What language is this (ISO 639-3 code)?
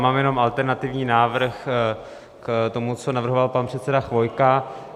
ces